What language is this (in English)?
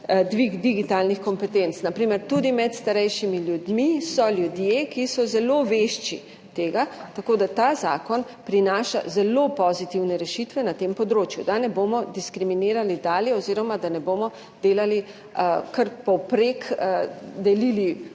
Slovenian